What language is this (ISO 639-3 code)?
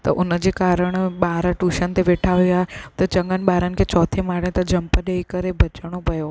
snd